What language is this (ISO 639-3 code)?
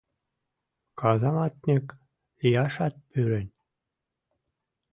chm